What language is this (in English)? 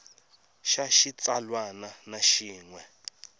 Tsonga